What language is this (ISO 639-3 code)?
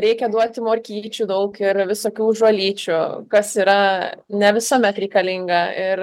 lit